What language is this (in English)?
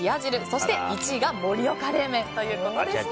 Japanese